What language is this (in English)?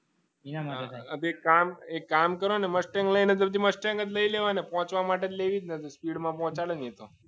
Gujarati